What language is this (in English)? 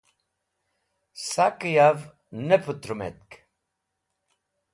Wakhi